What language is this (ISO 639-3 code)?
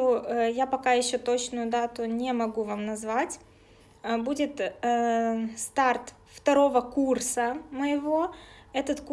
rus